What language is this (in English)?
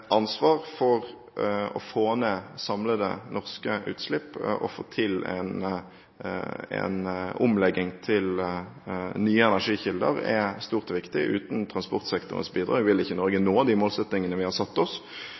Norwegian Bokmål